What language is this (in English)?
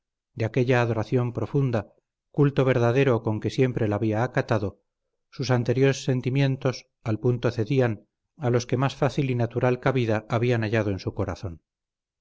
Spanish